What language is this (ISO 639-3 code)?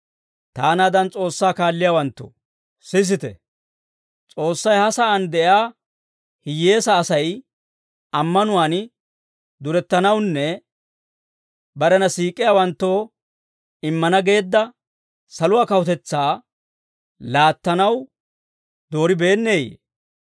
dwr